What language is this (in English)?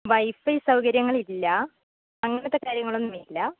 Malayalam